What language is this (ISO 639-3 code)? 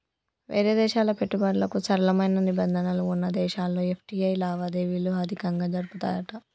tel